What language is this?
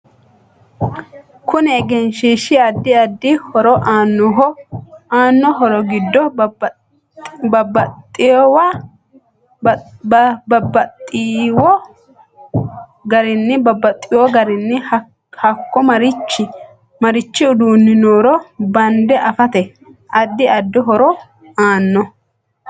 Sidamo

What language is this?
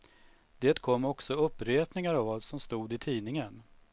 Swedish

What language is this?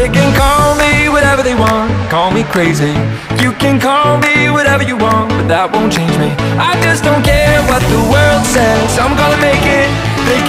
German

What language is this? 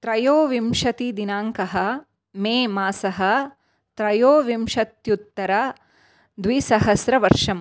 Sanskrit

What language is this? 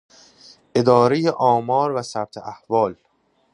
Persian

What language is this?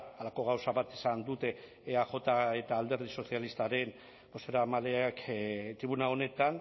Basque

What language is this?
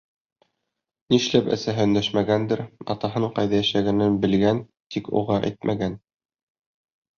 Bashkir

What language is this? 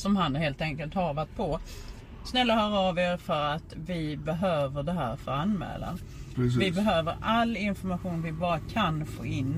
Swedish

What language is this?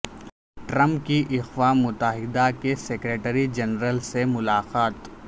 Urdu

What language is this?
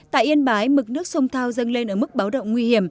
Vietnamese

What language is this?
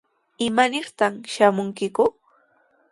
Sihuas Ancash Quechua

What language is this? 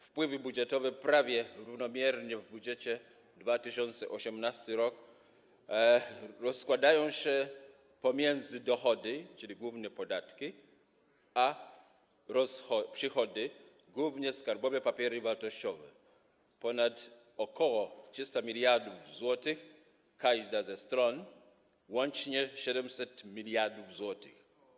Polish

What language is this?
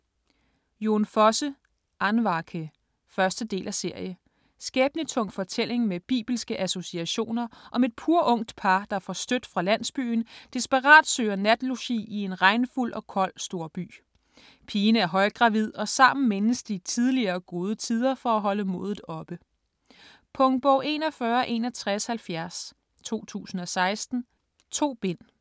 Danish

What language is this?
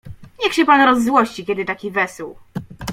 Polish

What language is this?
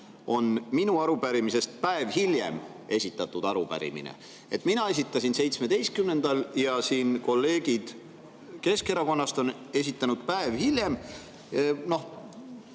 Estonian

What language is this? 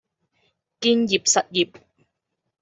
Cantonese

